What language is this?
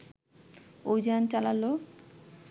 Bangla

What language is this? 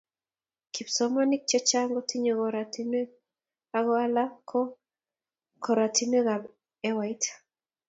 Kalenjin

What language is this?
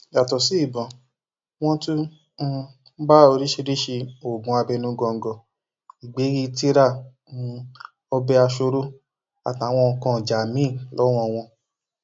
Yoruba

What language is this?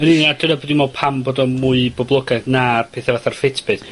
Welsh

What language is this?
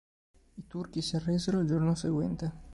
Italian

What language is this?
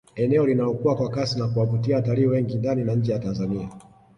Swahili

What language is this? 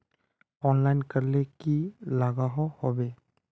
Magahi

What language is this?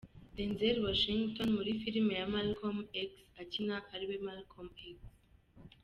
Kinyarwanda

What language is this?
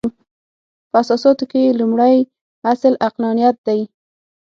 Pashto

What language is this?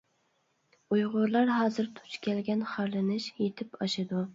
Uyghur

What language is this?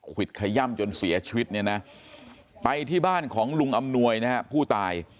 Thai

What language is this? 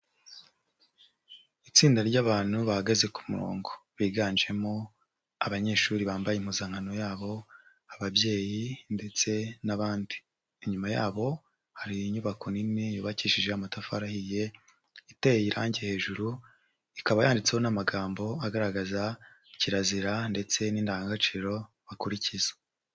Kinyarwanda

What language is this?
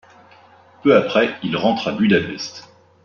French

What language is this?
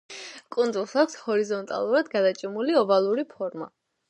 Georgian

